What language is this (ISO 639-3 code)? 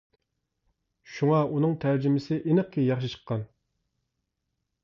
uig